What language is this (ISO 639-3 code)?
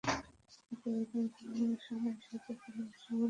ben